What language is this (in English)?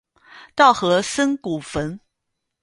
Chinese